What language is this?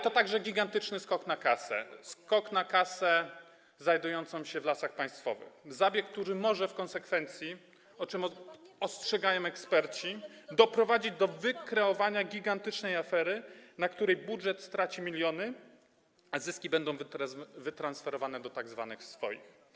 Polish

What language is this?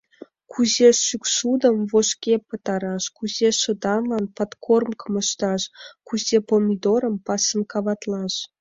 Mari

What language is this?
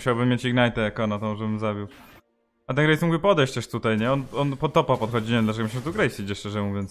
Polish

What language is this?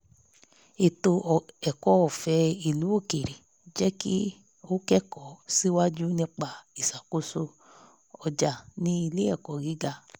Yoruba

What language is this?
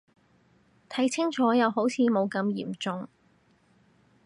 Cantonese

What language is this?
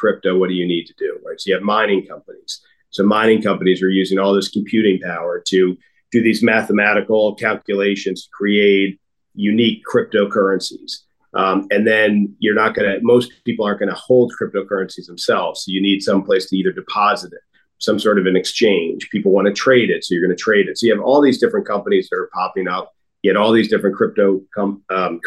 English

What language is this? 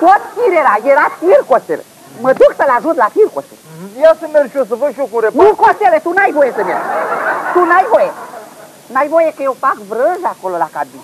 Romanian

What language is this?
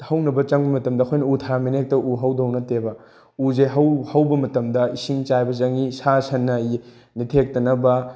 Manipuri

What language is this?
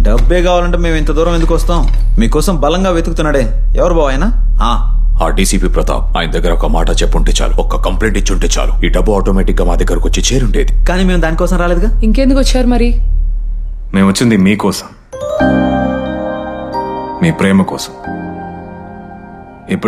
Telugu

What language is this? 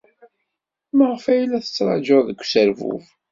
Kabyle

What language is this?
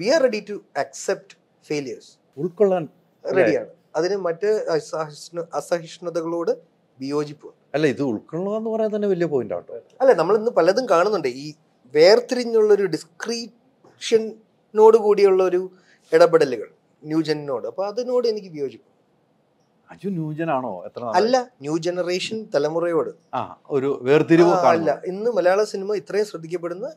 Malayalam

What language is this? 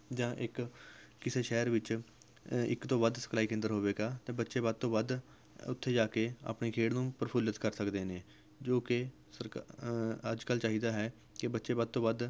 Punjabi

